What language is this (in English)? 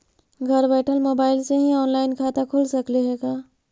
Magahi